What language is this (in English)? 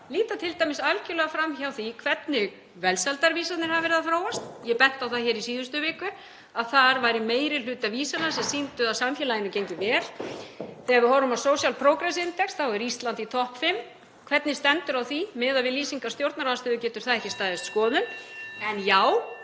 Icelandic